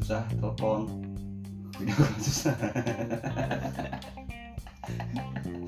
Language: Indonesian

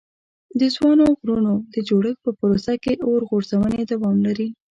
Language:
Pashto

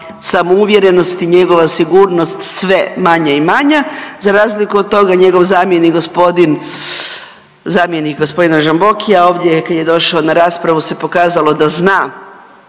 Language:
Croatian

